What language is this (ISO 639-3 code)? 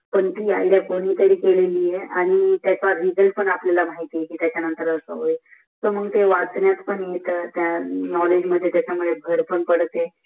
mar